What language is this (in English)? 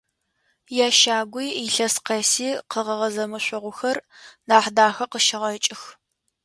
Adyghe